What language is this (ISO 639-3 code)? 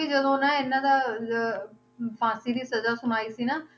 pan